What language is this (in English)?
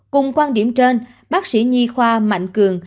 Vietnamese